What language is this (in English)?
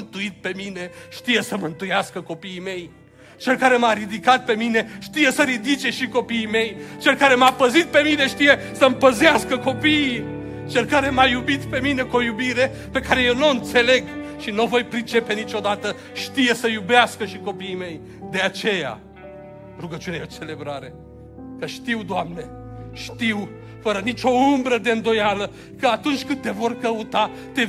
Romanian